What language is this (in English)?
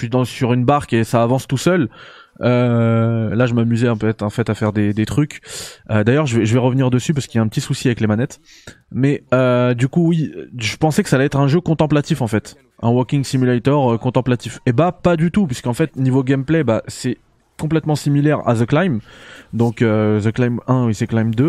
French